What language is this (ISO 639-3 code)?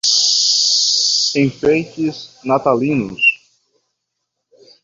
por